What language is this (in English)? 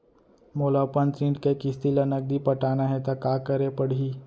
Chhattisgarhi